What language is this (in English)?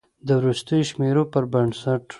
Pashto